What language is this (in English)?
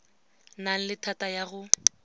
Tswana